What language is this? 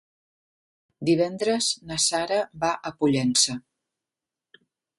Catalan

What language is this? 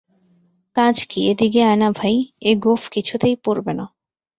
Bangla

